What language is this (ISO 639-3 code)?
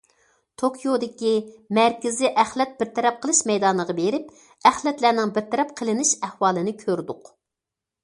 uig